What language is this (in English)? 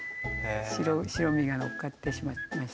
Japanese